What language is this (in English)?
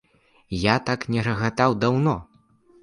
Belarusian